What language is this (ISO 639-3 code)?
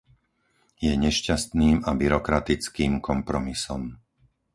slk